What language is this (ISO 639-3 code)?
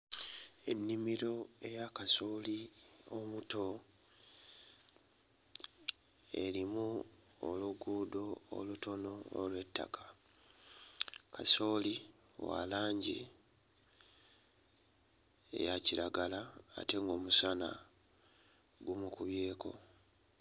lug